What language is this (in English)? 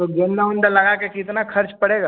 Hindi